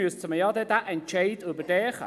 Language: Swiss German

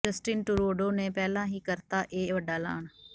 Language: Punjabi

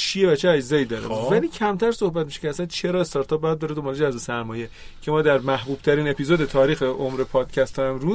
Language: Persian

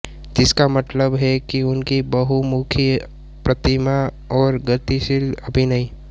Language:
Hindi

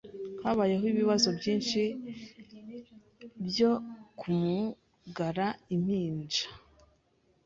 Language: Kinyarwanda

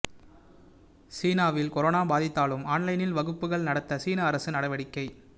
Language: Tamil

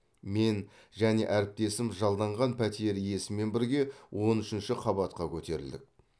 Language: Kazakh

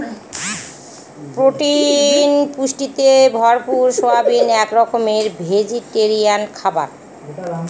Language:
Bangla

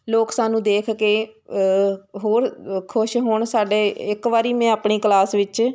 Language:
Punjabi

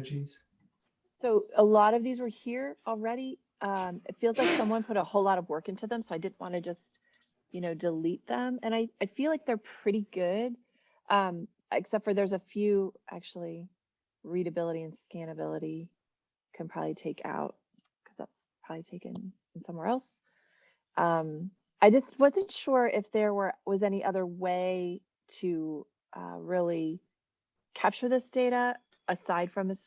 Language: English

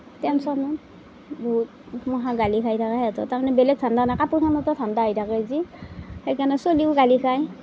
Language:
Assamese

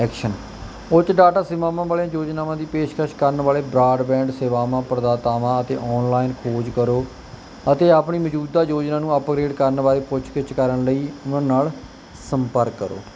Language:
Punjabi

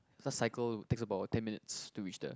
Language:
English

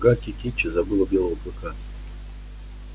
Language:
Russian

